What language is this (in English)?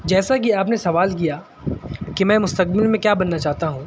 Urdu